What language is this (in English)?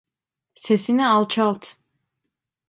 Turkish